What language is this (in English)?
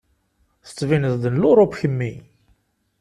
Kabyle